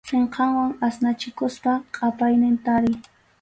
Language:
Arequipa-La Unión Quechua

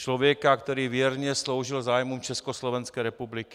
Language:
Czech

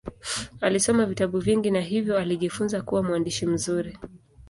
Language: Swahili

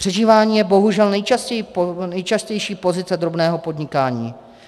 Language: Czech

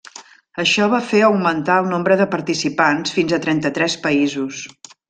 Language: Catalan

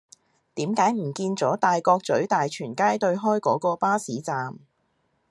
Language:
Cantonese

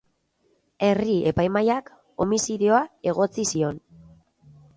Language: Basque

